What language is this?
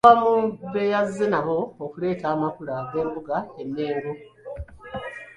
Ganda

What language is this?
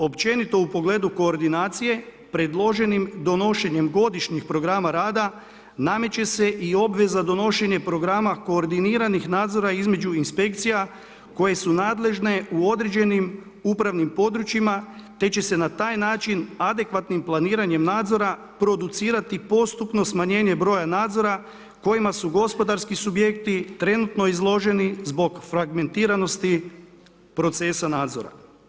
Croatian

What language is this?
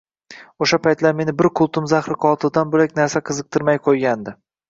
Uzbek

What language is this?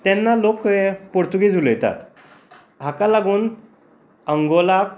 Konkani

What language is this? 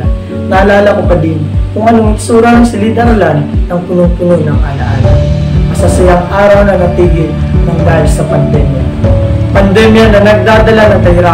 Filipino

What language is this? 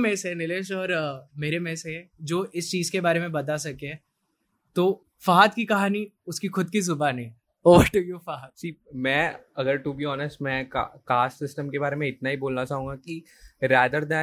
Hindi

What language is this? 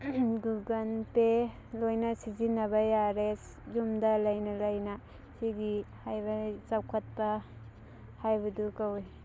Manipuri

